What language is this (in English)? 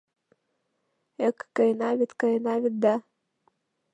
Mari